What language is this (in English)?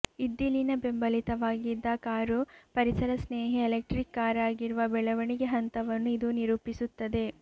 Kannada